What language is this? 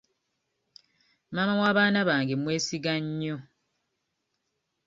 Ganda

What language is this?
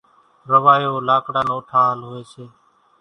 Kachi Koli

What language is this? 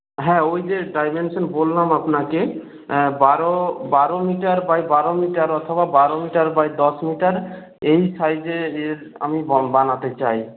Bangla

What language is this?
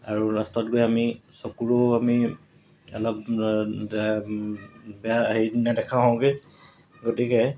Assamese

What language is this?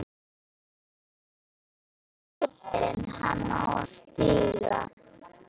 Icelandic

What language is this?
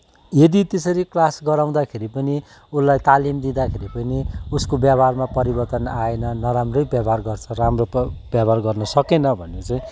Nepali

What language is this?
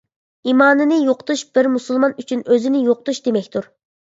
Uyghur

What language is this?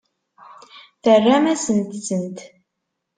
Kabyle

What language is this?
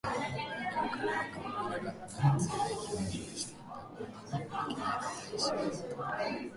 Japanese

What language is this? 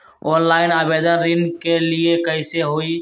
Magahi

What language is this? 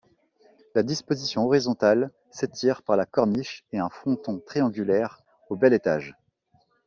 French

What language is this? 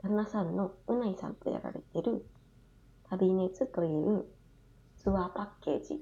Japanese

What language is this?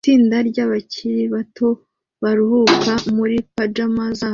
Kinyarwanda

